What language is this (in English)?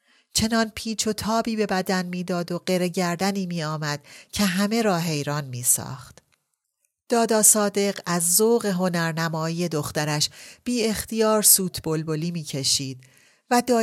Persian